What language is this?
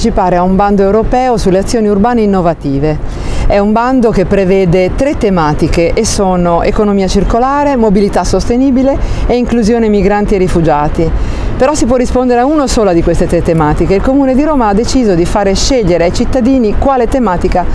Italian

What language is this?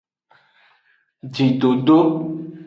Aja (Benin)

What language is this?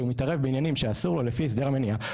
Hebrew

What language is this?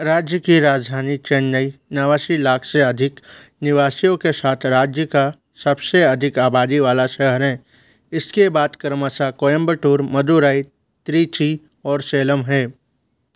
Hindi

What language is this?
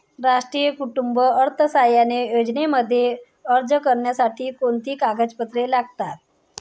Marathi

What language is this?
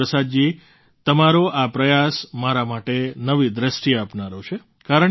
Gujarati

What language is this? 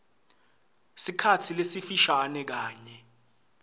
Swati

